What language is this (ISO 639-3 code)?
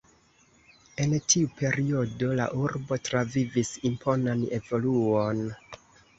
epo